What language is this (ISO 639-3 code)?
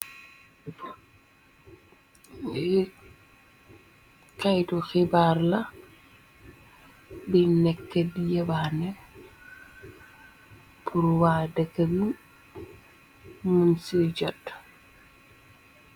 wol